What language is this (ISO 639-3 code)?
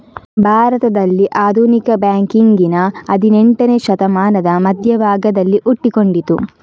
kan